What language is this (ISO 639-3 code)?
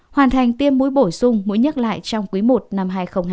vie